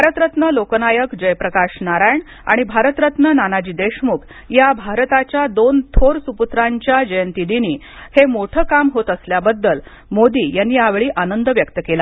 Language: Marathi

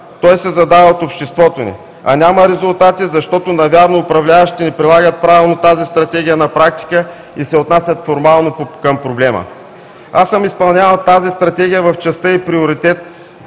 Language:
Bulgarian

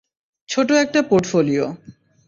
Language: Bangla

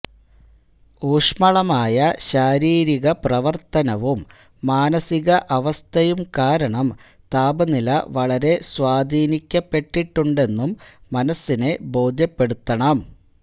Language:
Malayalam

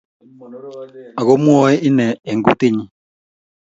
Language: Kalenjin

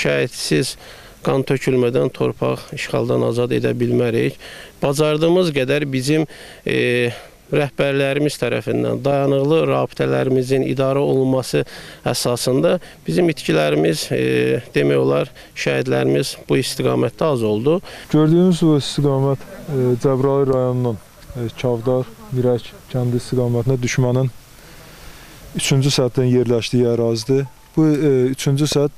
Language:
Turkish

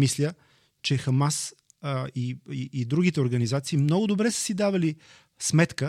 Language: Bulgarian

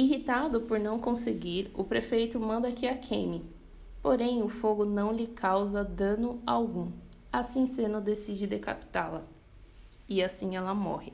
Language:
Portuguese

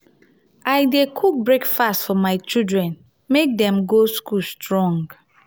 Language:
Nigerian Pidgin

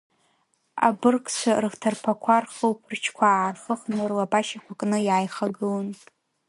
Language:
Abkhazian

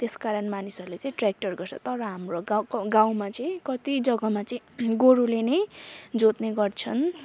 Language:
Nepali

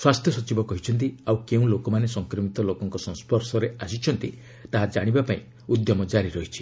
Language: Odia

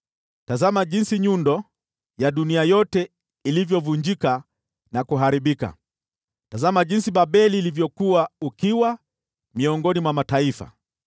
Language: Swahili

